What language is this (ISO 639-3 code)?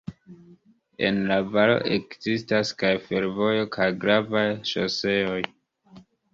epo